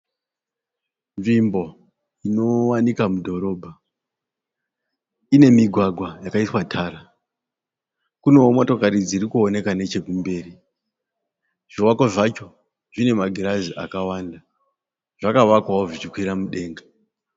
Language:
Shona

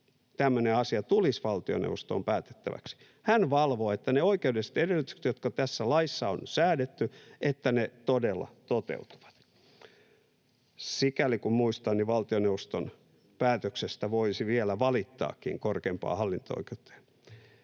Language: Finnish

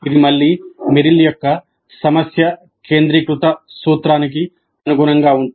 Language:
Telugu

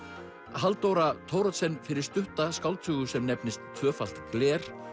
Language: Icelandic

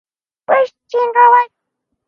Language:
English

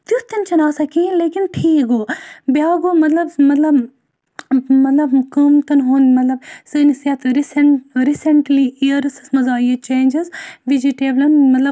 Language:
Kashmiri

